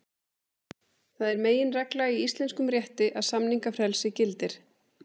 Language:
Icelandic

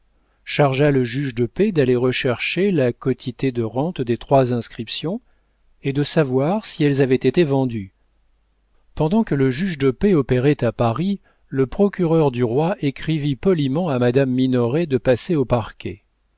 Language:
French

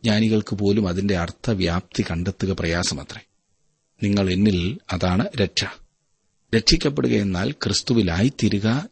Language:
Malayalam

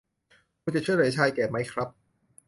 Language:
Thai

